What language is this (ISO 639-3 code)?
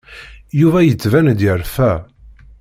kab